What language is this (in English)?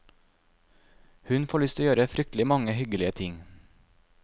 Norwegian